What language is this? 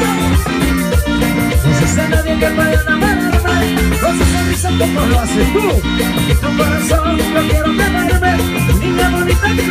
Arabic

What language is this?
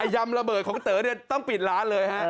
Thai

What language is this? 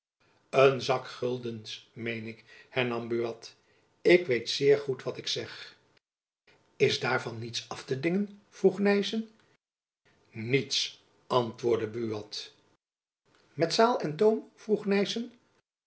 Dutch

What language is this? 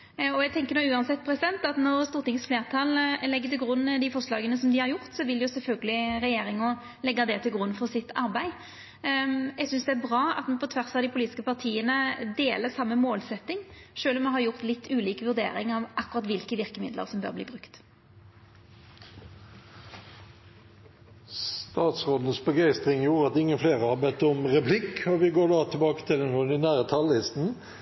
Norwegian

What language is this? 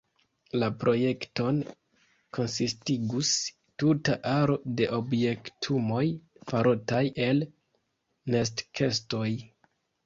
Esperanto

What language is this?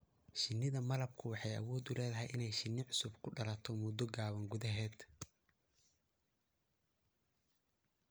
Somali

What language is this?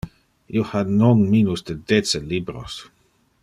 Interlingua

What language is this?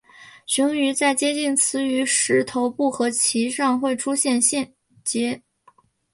Chinese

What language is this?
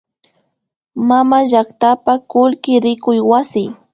Imbabura Highland Quichua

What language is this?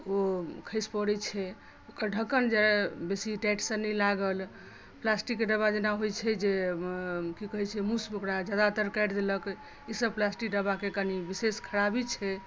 Maithili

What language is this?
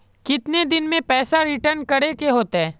Magahi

